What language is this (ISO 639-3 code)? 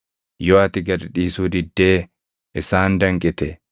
orm